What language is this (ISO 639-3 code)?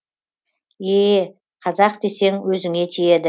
kaz